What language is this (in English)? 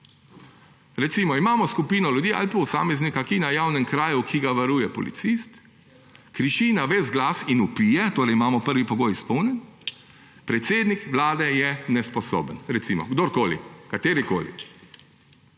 Slovenian